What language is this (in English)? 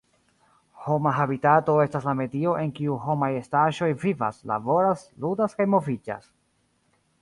Esperanto